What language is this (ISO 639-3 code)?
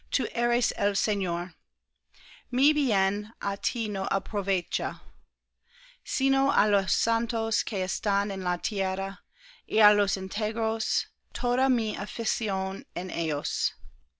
spa